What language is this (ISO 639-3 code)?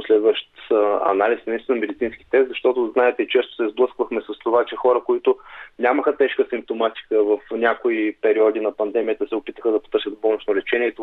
bul